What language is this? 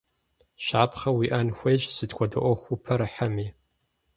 Kabardian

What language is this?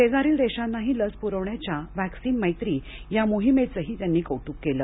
Marathi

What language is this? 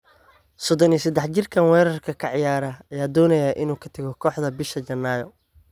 Somali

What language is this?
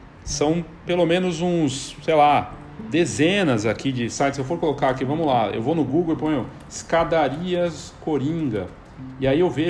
Portuguese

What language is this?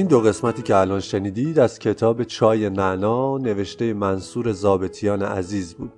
Persian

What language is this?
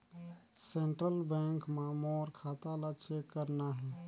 Chhattisgarhi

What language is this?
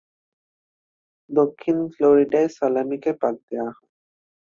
Bangla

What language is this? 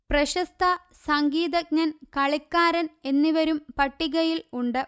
Malayalam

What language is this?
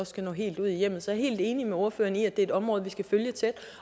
Danish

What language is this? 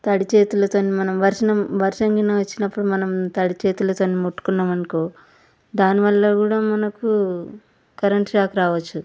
Telugu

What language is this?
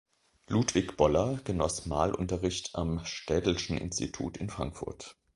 German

